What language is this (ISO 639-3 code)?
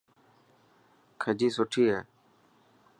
mki